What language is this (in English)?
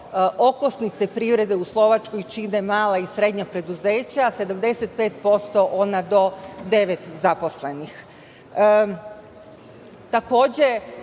Serbian